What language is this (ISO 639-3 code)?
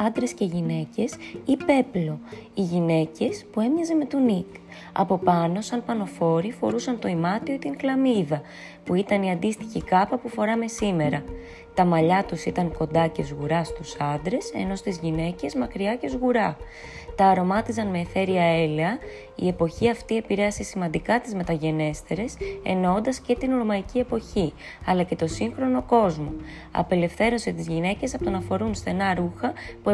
ell